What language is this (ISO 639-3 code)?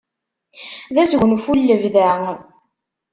kab